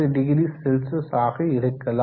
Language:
Tamil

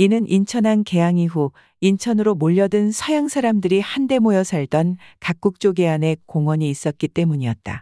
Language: Korean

